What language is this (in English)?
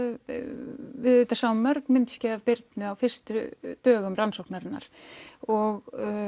Icelandic